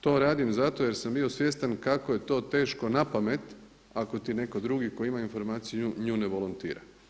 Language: Croatian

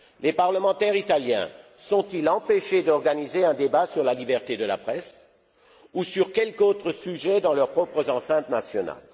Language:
French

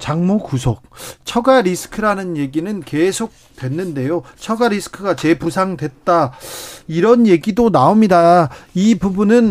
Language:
Korean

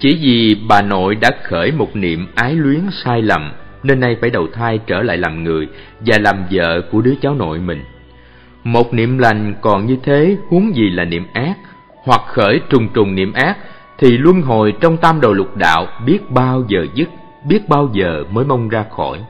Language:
Vietnamese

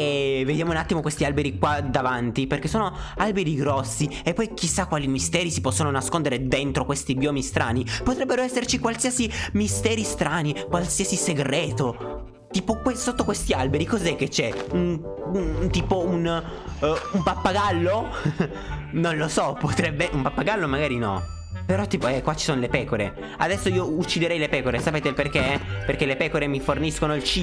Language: Italian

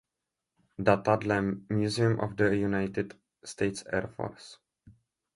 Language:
Czech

